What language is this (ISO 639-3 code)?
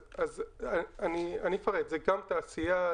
heb